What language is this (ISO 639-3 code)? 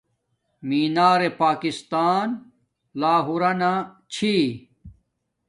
dmk